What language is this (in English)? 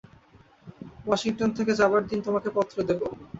Bangla